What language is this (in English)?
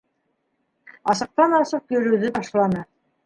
Bashkir